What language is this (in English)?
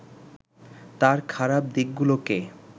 Bangla